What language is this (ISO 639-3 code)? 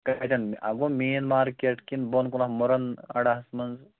kas